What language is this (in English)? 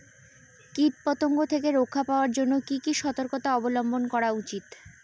Bangla